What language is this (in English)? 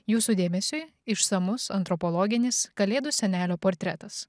Lithuanian